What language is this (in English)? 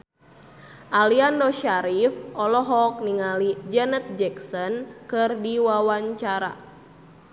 Sundanese